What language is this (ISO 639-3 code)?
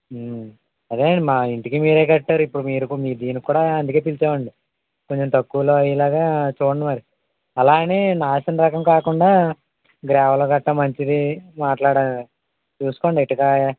tel